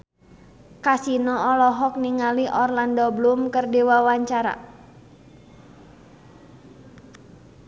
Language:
Sundanese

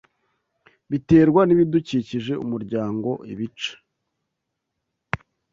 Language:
Kinyarwanda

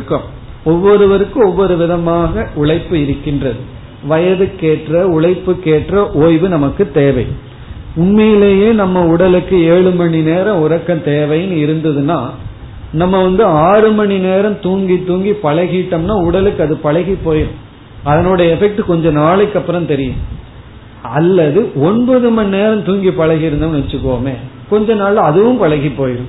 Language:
Tamil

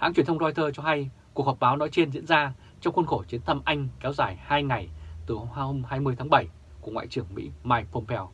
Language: Vietnamese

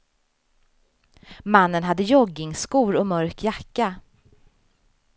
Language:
Swedish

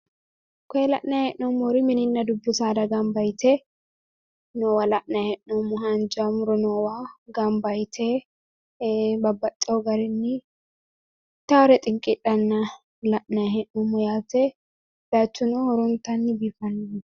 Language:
Sidamo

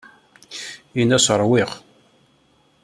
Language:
Kabyle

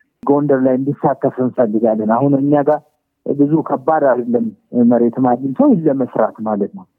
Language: Amharic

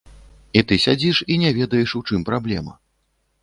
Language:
Belarusian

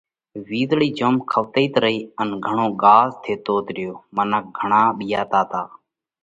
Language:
Parkari Koli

